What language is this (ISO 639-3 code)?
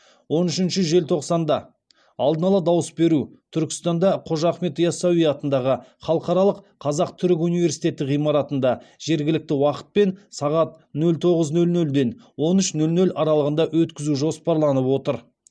kaz